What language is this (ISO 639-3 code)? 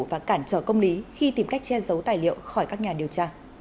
vie